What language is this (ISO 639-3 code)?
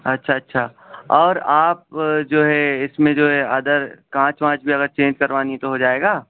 urd